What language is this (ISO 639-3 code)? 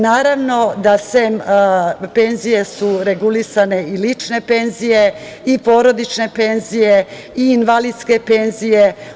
srp